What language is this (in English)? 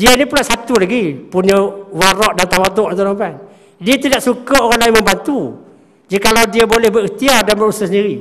Malay